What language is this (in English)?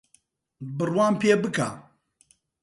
Central Kurdish